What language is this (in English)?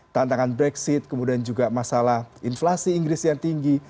Indonesian